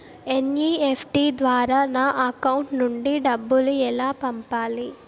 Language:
Telugu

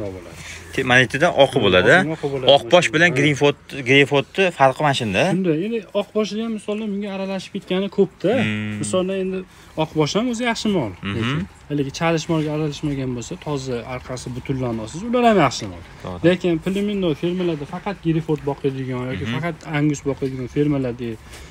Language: Turkish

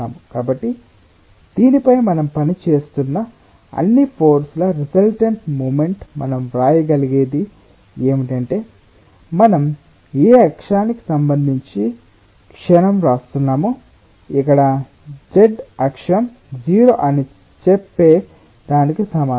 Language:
Telugu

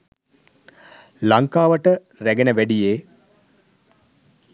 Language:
Sinhala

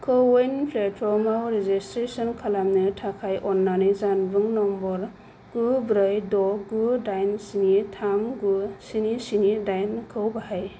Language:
Bodo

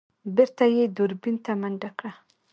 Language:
Pashto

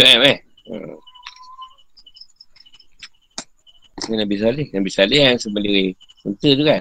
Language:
Malay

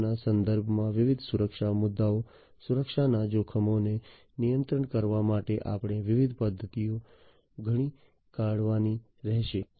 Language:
Gujarati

